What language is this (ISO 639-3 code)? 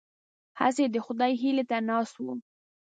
pus